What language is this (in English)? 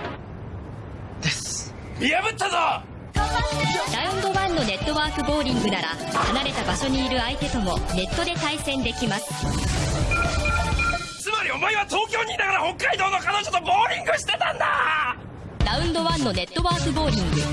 Japanese